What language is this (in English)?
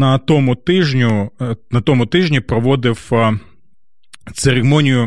Ukrainian